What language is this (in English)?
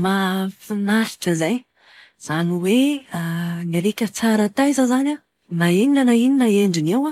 Malagasy